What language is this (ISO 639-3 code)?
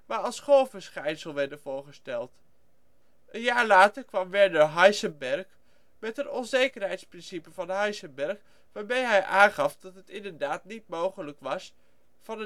nld